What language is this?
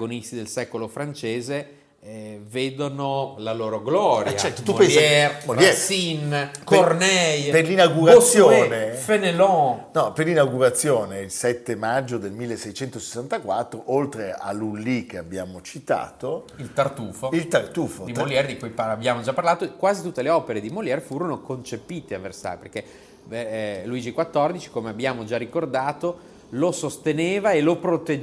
Italian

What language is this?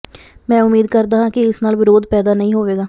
Punjabi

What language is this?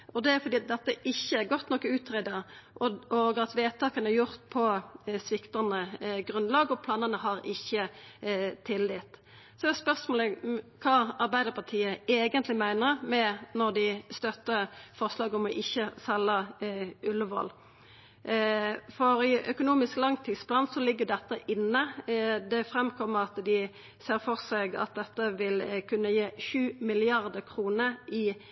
Norwegian Nynorsk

